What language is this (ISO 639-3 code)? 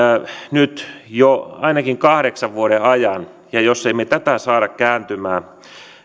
fin